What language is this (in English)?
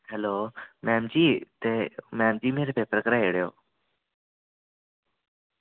Dogri